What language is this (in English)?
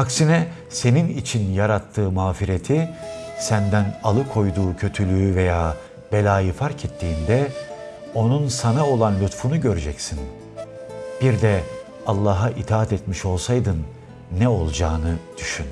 Turkish